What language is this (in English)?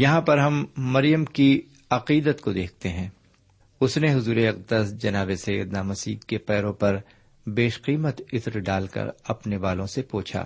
Urdu